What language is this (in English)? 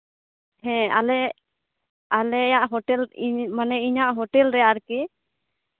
Santali